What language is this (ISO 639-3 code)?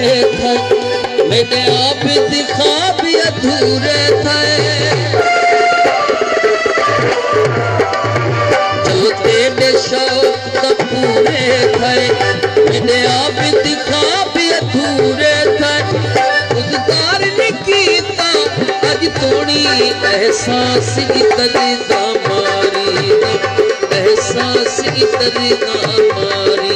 hin